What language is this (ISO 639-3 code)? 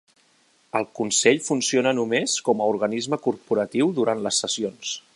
cat